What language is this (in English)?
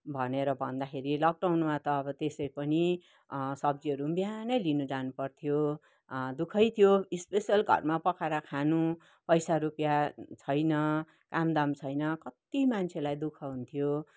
Nepali